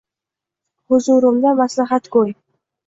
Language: Uzbek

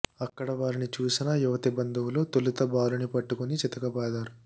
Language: Telugu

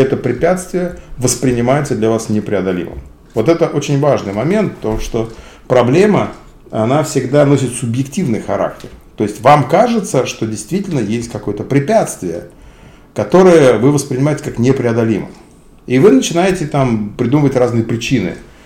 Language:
Russian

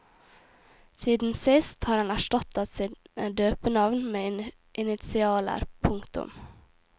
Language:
Norwegian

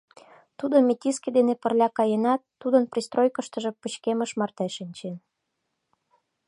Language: Mari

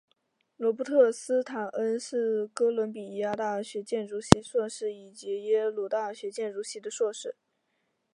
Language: Chinese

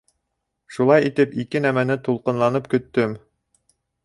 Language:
Bashkir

